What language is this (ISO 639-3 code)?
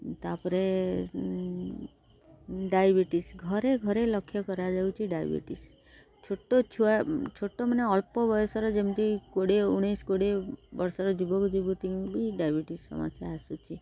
ori